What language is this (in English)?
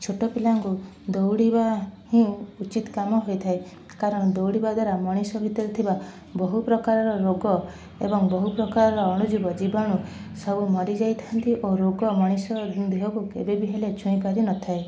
Odia